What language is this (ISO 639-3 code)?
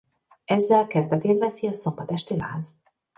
hun